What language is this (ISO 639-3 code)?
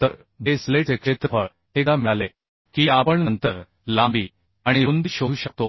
mar